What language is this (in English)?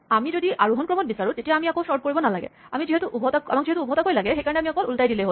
Assamese